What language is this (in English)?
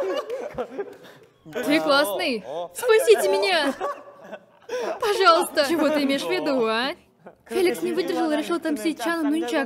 Russian